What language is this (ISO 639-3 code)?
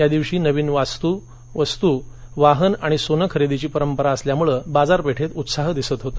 mar